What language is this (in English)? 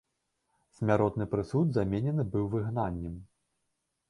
Belarusian